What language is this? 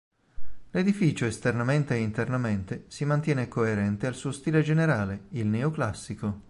Italian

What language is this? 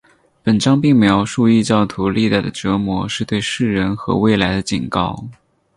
Chinese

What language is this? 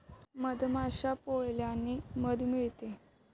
Marathi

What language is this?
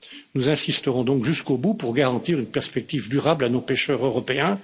French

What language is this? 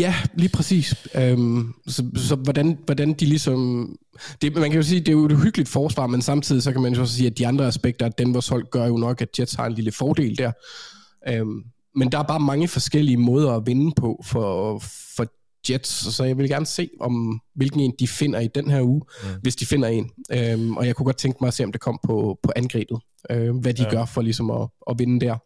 Danish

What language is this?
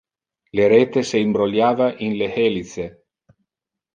Interlingua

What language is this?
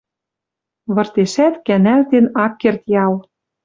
Western Mari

